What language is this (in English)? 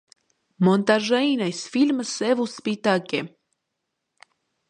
Armenian